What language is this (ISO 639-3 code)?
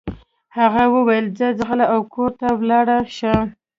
pus